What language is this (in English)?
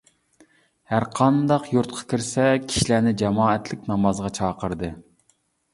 Uyghur